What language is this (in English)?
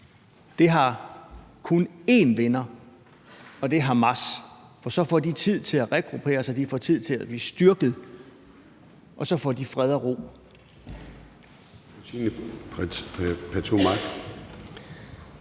Danish